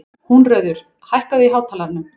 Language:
Icelandic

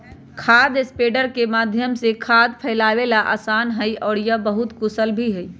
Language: Magahi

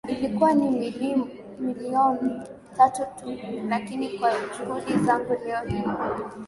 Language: Swahili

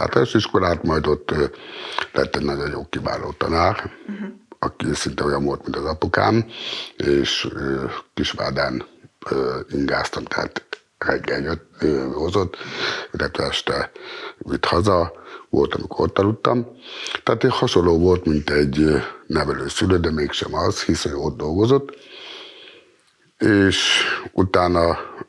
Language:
Hungarian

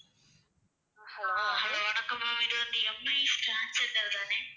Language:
Tamil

